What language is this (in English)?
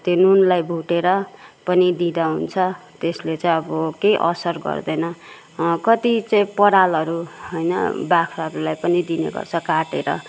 Nepali